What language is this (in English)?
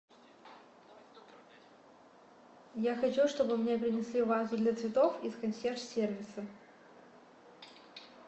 Russian